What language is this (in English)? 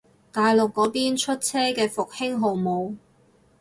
Cantonese